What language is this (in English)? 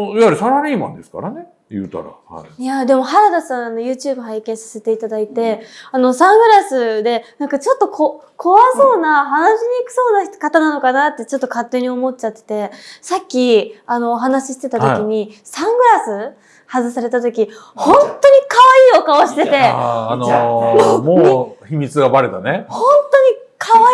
Japanese